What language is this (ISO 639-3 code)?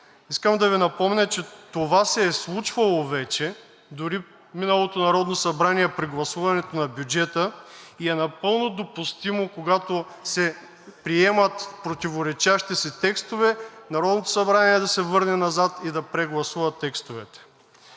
bul